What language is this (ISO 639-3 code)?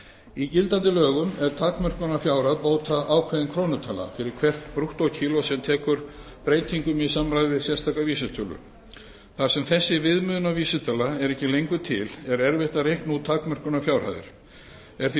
isl